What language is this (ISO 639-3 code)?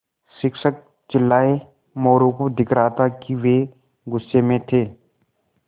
hin